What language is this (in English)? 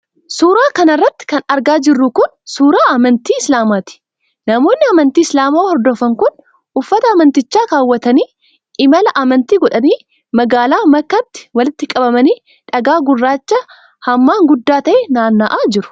Oromo